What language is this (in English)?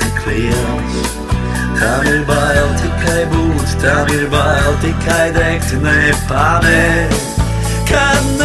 Latvian